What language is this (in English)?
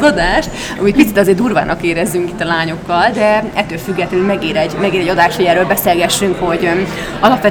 Hungarian